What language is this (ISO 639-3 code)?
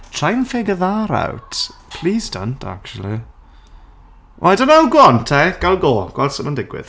cym